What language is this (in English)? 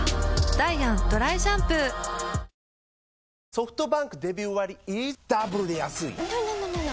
Japanese